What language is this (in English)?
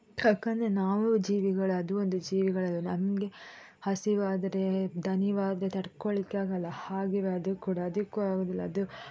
Kannada